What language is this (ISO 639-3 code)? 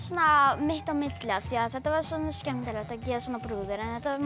isl